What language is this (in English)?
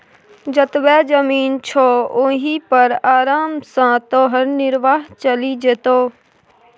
Maithili